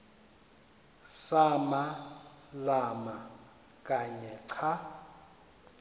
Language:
Xhosa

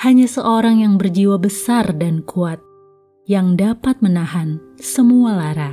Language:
Indonesian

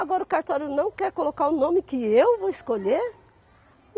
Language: Portuguese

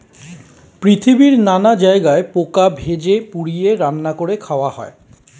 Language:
Bangla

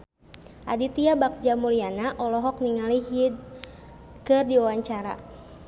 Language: Sundanese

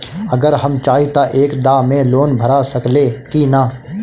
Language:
Bhojpuri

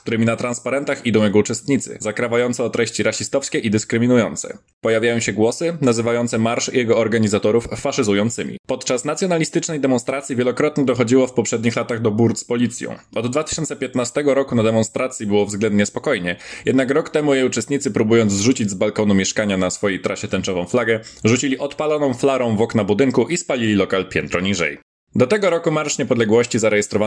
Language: Polish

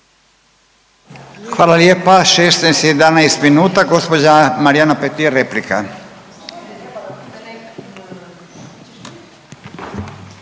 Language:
Croatian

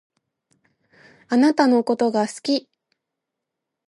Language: Japanese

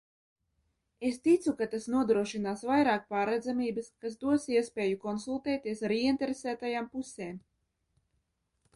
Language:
Latvian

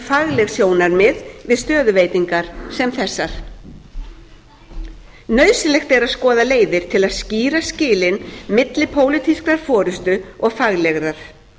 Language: Icelandic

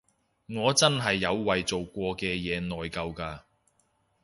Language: Cantonese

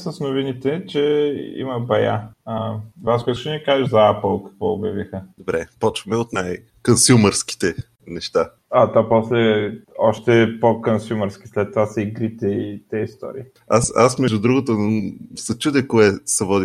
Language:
Bulgarian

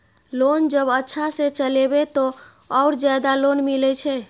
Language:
Maithili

